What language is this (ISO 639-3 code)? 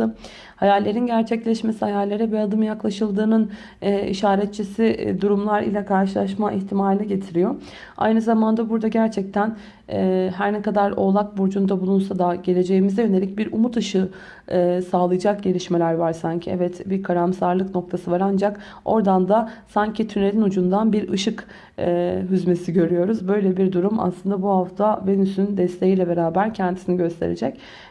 tur